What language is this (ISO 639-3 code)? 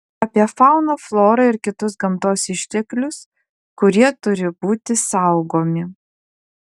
lit